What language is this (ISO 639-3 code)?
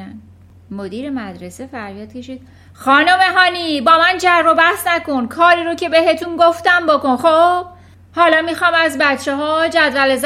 fas